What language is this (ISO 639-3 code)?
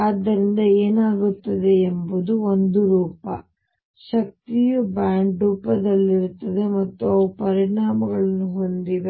kan